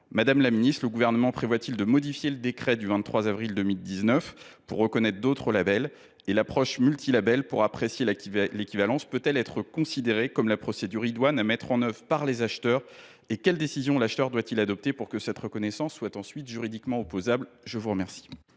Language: French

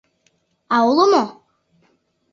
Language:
Mari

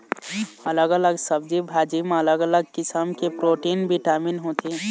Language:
Chhattisgarhi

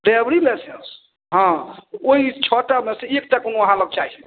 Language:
Maithili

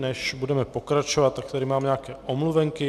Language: Czech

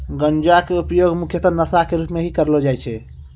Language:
Maithili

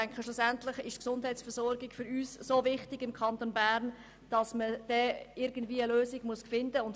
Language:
Swiss German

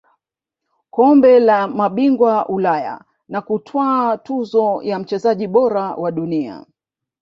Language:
Swahili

